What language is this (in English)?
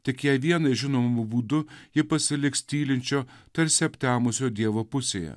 Lithuanian